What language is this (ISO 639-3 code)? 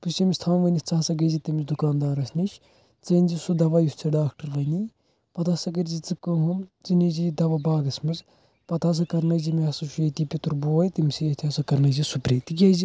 kas